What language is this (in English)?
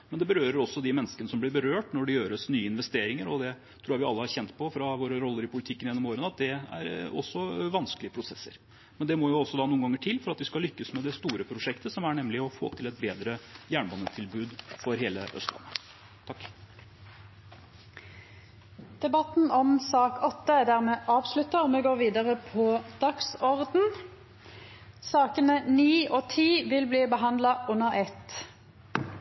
Norwegian